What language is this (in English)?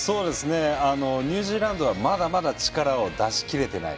Japanese